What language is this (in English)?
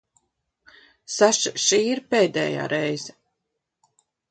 Latvian